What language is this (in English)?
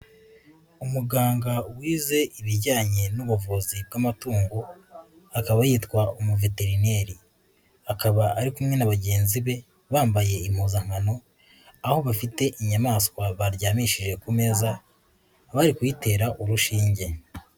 Kinyarwanda